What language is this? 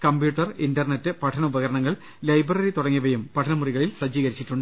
Malayalam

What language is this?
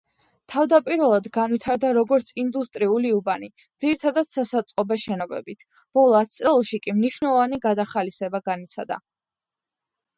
Georgian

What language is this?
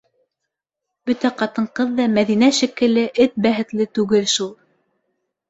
Bashkir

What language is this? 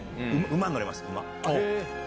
Japanese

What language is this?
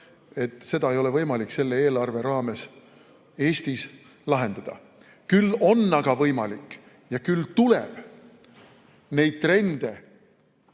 Estonian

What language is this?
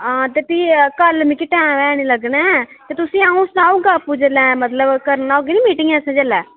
Dogri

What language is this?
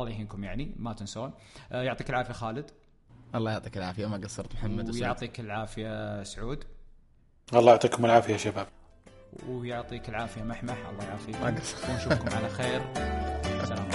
Arabic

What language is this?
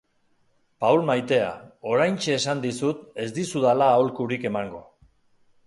Basque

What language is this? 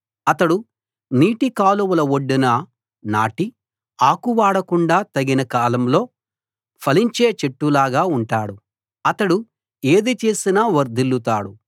Telugu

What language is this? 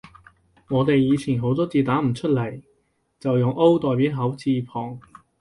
Cantonese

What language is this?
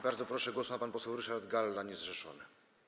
Polish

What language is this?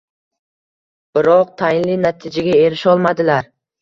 Uzbek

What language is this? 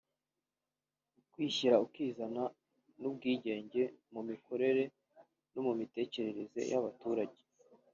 Kinyarwanda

